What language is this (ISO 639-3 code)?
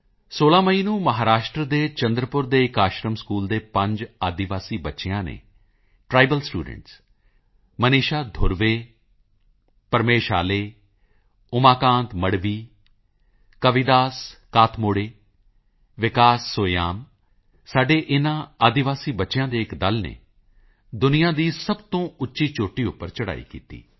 pan